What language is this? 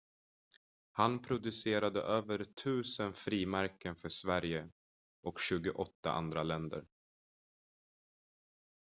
Swedish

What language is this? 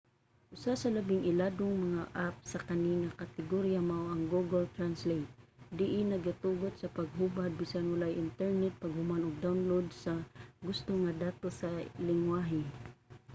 Cebuano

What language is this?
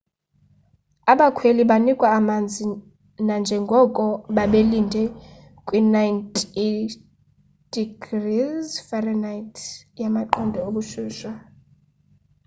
Xhosa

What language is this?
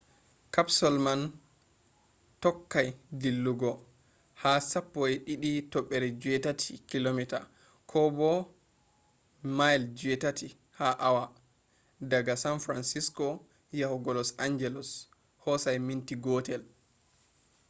Fula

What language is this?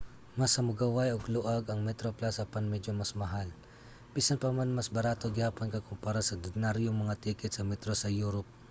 Cebuano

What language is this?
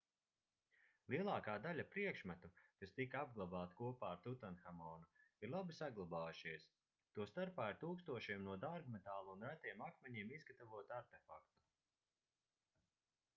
Latvian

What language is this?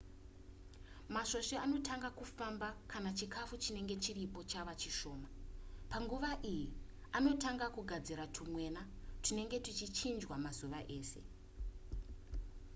Shona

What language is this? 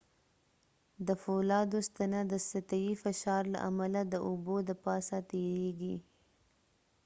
Pashto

